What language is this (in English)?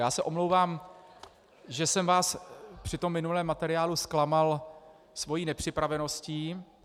Czech